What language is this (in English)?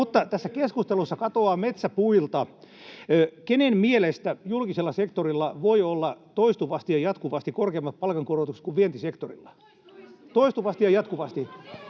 Finnish